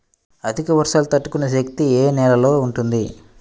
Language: Telugu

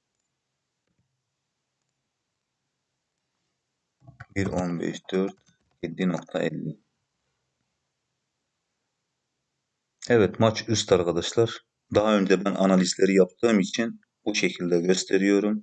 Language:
Turkish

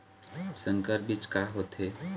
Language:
Chhattisgarhi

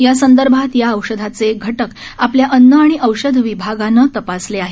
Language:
Marathi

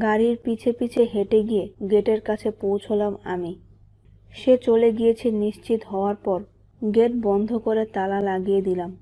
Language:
Romanian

